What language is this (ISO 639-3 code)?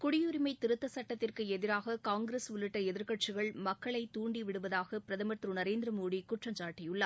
tam